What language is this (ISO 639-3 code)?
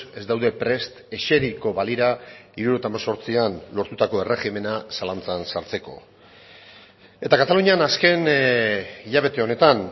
eus